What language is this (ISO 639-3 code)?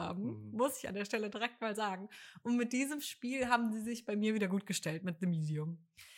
deu